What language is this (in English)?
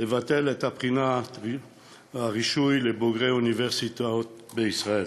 Hebrew